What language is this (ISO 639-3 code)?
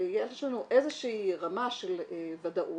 heb